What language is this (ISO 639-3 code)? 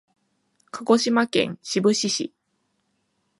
jpn